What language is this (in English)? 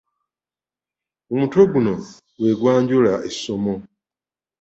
Ganda